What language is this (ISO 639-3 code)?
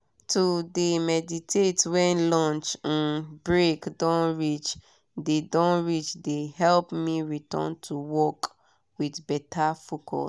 pcm